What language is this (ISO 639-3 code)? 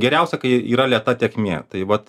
lit